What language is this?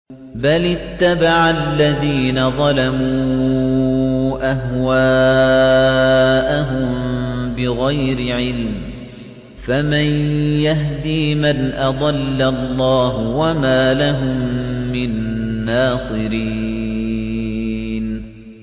Arabic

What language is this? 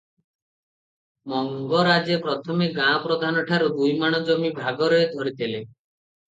Odia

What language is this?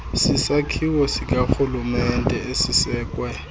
Xhosa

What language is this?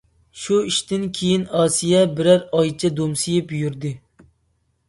Uyghur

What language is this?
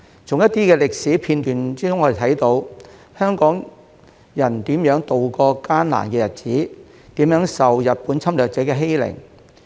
Cantonese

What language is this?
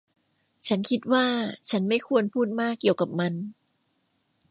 Thai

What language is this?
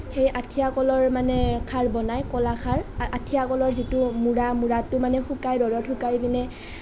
Assamese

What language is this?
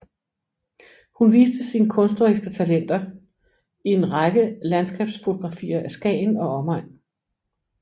Danish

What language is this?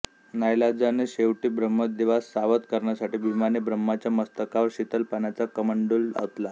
Marathi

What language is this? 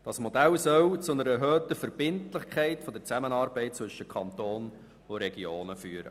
Swiss German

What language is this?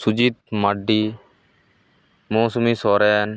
Santali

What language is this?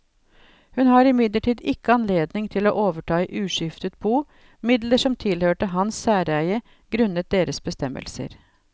Norwegian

